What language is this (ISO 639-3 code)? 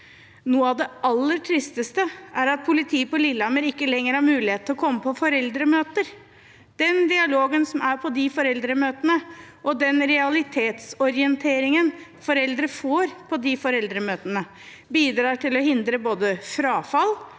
nor